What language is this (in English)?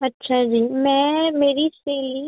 Punjabi